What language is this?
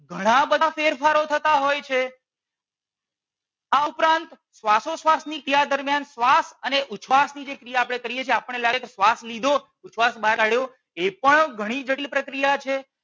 Gujarati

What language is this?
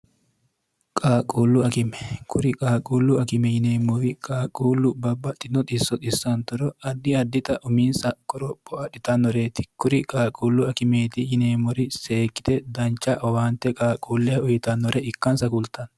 Sidamo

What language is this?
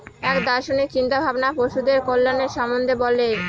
Bangla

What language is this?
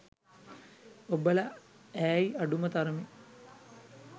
Sinhala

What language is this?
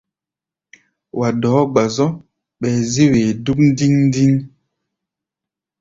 Gbaya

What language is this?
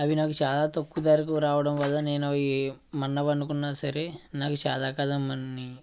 Telugu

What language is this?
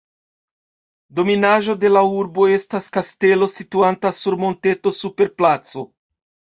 Esperanto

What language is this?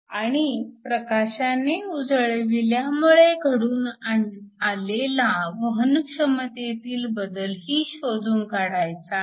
Marathi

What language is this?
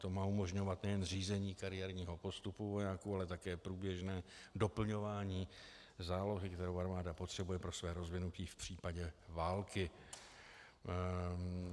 Czech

